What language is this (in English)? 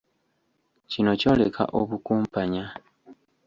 Ganda